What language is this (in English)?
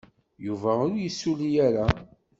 Kabyle